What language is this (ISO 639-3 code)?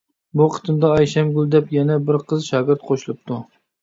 uig